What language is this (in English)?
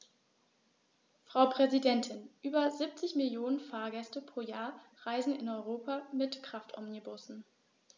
German